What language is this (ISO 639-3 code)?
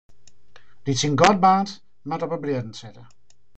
fry